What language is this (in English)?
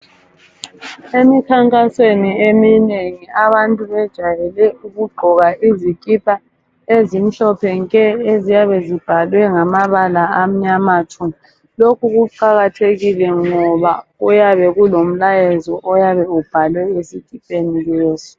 North Ndebele